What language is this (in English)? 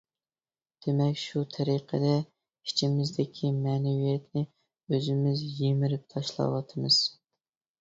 Uyghur